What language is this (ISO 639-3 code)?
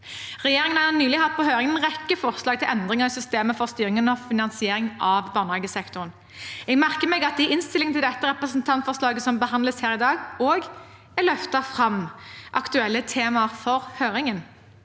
nor